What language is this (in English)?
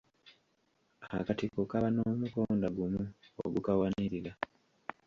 Ganda